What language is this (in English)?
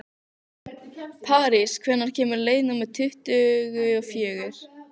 Icelandic